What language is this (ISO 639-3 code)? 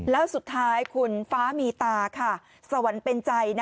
tha